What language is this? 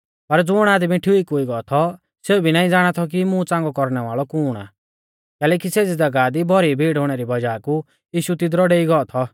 Mahasu Pahari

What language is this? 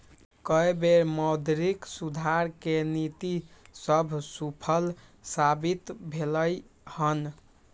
Magahi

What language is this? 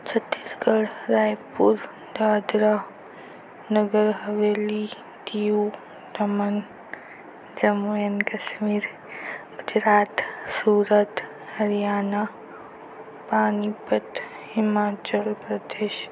Marathi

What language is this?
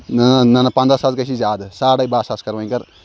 Kashmiri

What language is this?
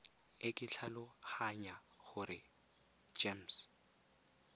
Tswana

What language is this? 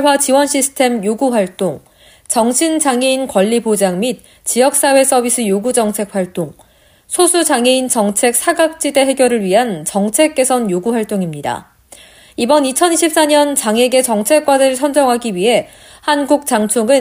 Korean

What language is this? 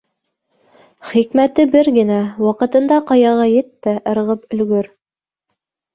Bashkir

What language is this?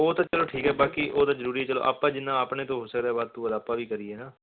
Punjabi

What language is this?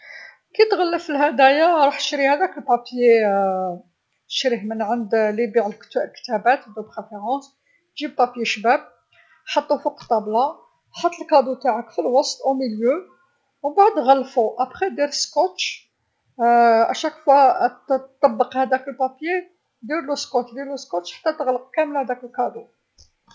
Algerian Arabic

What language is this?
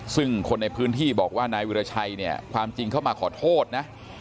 Thai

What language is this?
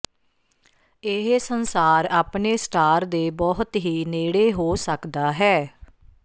Punjabi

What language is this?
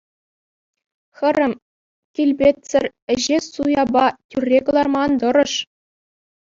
Chuvash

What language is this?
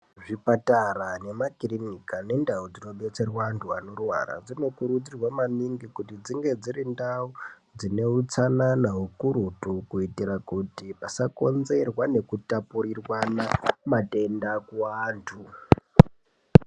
Ndau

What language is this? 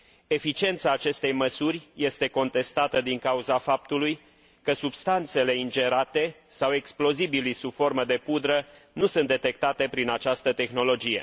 Romanian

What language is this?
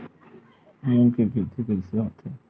Chhattisgarhi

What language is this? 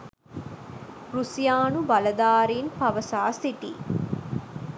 Sinhala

